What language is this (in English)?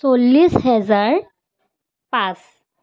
Assamese